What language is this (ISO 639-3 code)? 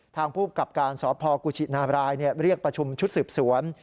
tha